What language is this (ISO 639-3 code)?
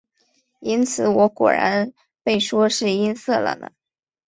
zho